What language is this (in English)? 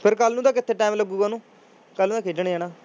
Punjabi